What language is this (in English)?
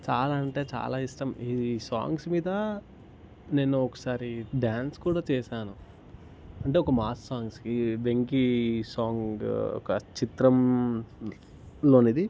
Telugu